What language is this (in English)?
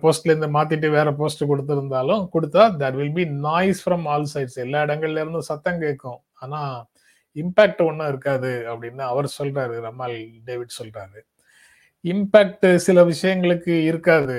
Tamil